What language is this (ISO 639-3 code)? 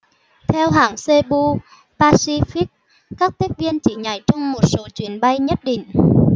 vie